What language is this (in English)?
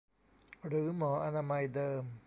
Thai